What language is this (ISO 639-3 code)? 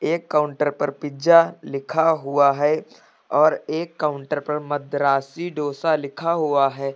hin